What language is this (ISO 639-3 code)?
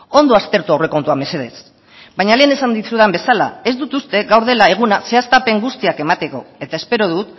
eus